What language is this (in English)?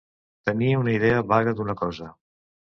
Catalan